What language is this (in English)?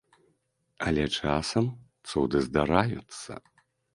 Belarusian